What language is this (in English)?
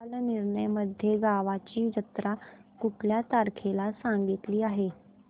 Marathi